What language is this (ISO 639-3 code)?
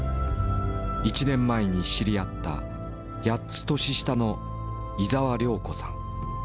jpn